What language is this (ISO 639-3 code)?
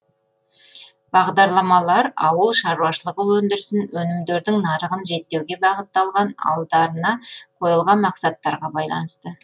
kaz